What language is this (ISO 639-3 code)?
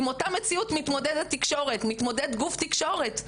heb